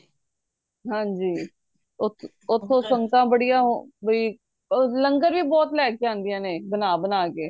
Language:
Punjabi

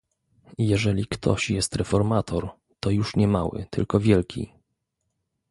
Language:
Polish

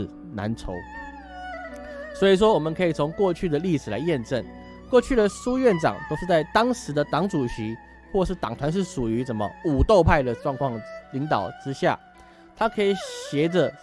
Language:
Chinese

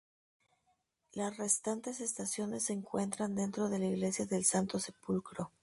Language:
Spanish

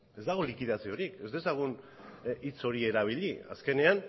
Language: Basque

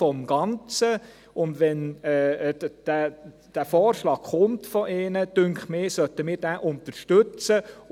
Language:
Swiss German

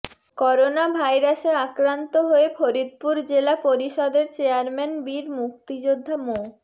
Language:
Bangla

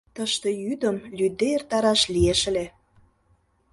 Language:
Mari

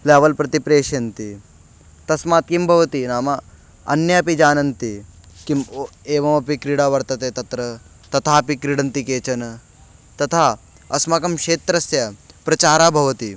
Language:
Sanskrit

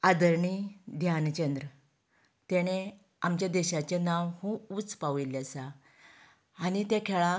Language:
Konkani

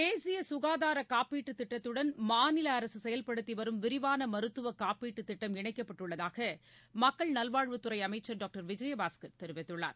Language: Tamil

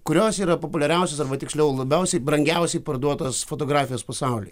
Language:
Lithuanian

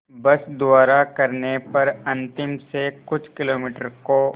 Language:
Hindi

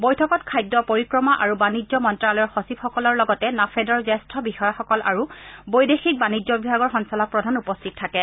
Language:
Assamese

